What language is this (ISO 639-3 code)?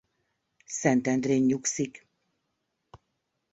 hun